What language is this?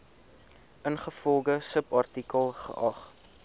Afrikaans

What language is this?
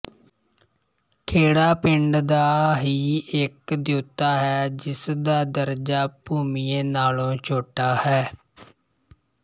Punjabi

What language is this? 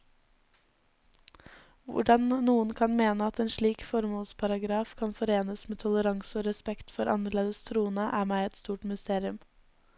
Norwegian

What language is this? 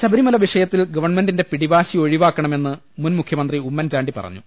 Malayalam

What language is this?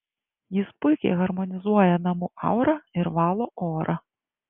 Lithuanian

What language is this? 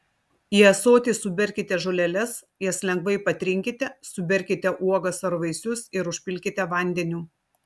Lithuanian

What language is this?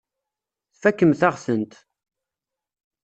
Kabyle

